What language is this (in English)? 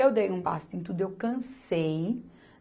Portuguese